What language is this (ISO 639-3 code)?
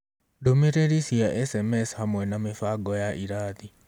kik